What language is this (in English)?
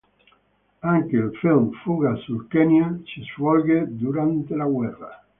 Italian